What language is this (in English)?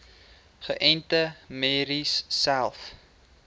Afrikaans